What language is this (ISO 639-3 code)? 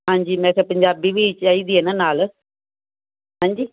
pan